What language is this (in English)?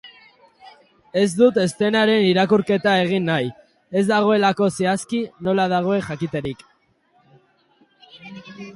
Basque